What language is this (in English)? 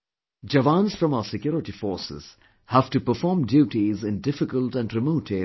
English